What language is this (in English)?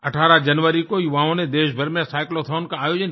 Hindi